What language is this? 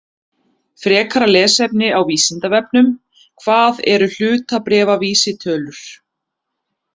Icelandic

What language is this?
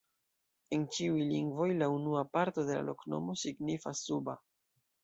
Esperanto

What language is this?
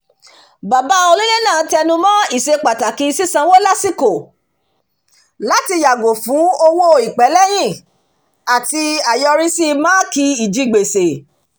Yoruba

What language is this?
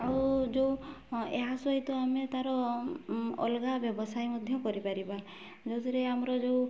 Odia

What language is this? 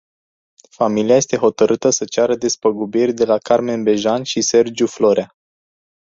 Romanian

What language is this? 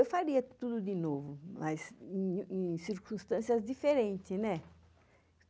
Portuguese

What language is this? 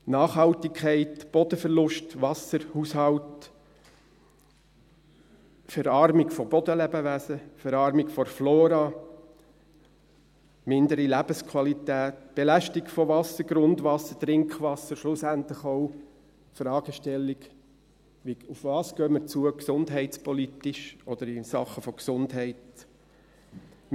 Swiss German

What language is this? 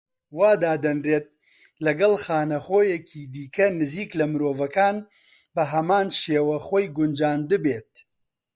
Central Kurdish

